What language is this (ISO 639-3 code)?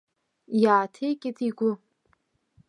abk